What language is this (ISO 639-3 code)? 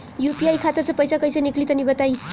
bho